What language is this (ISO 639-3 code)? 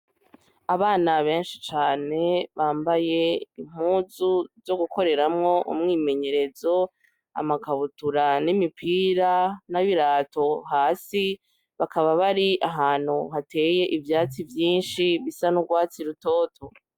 run